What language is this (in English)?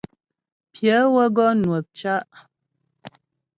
Ghomala